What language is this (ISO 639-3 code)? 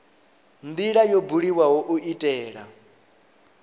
ven